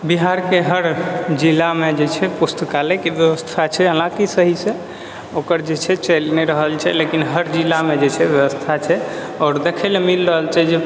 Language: Maithili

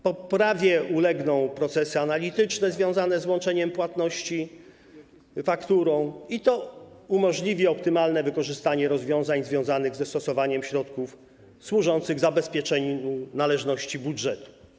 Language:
Polish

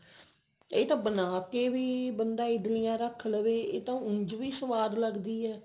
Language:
Punjabi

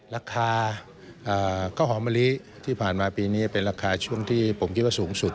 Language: Thai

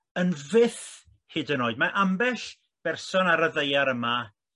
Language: Welsh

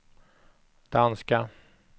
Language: Swedish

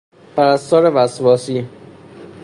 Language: Persian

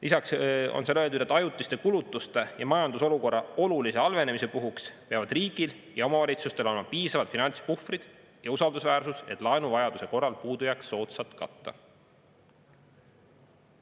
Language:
Estonian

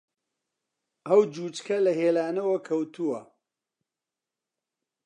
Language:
Central Kurdish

